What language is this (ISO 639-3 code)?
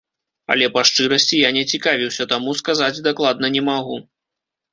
bel